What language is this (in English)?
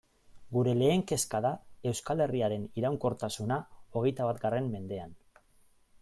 Basque